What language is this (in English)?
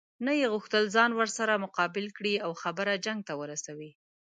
Pashto